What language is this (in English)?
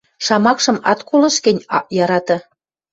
Western Mari